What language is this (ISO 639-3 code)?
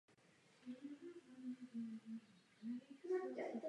ces